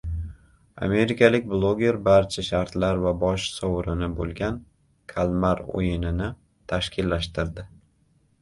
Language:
Uzbek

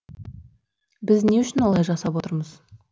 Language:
Kazakh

